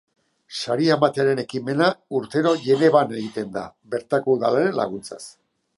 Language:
Basque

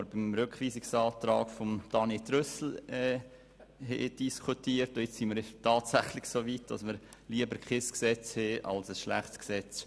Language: Swiss German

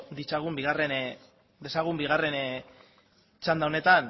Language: Basque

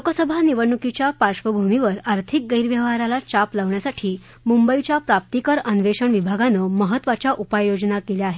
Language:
Marathi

